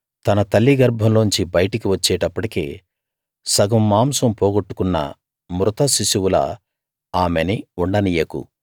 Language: Telugu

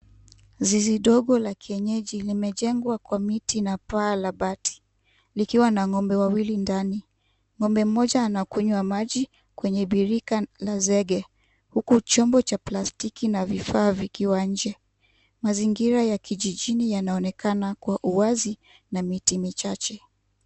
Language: Swahili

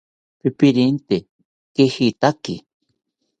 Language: South Ucayali Ashéninka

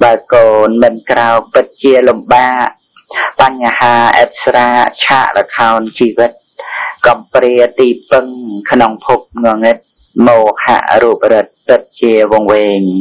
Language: Thai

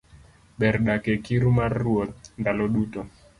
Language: Luo (Kenya and Tanzania)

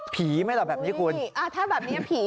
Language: Thai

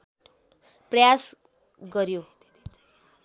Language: Nepali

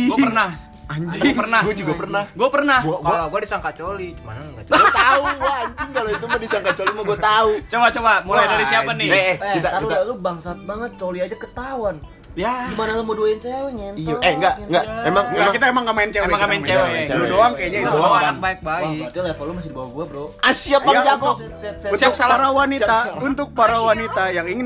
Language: Indonesian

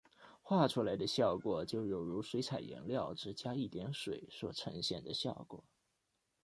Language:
Chinese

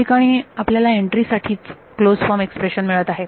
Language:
Marathi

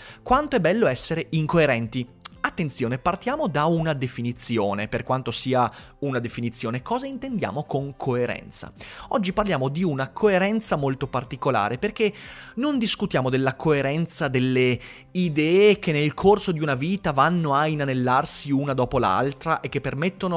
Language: Italian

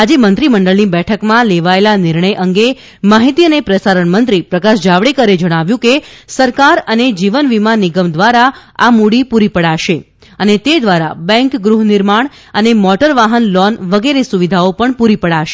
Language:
Gujarati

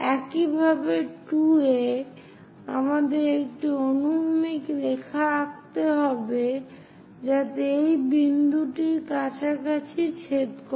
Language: Bangla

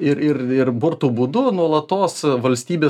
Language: Lithuanian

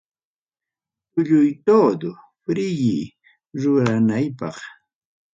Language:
Ayacucho Quechua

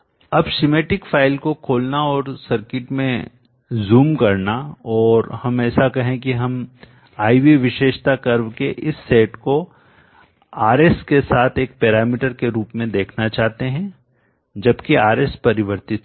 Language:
Hindi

